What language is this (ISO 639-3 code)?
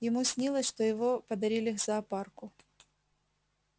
rus